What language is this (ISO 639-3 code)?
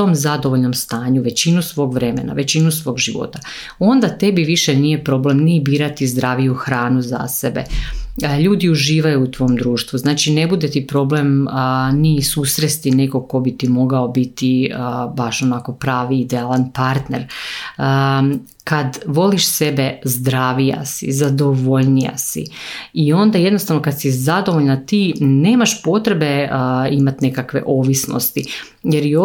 hrv